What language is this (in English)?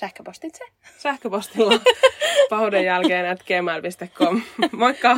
Finnish